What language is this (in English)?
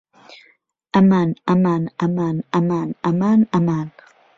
Central Kurdish